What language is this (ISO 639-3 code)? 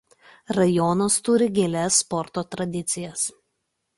lit